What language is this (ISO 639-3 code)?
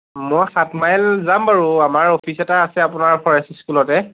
asm